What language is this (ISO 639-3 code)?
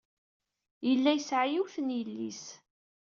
kab